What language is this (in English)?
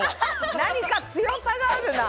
Japanese